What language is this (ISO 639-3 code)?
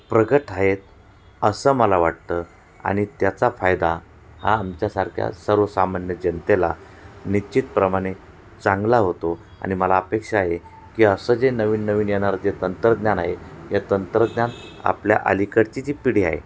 mar